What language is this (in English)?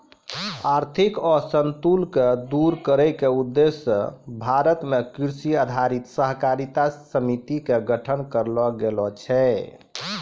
Maithili